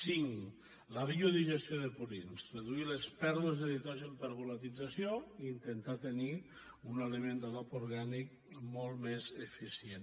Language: Catalan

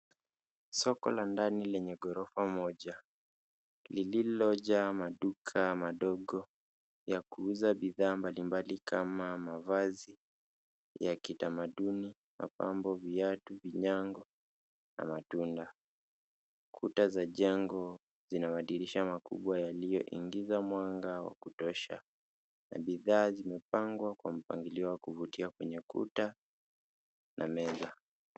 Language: Swahili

